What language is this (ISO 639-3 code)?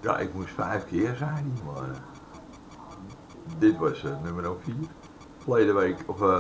nld